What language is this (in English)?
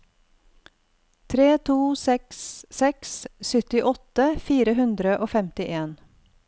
Norwegian